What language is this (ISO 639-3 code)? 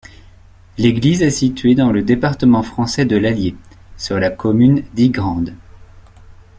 fra